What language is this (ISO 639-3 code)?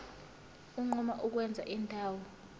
zul